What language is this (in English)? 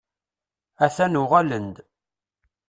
Kabyle